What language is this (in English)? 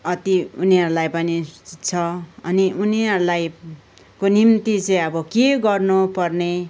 Nepali